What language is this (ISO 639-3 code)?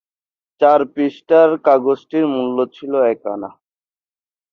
ben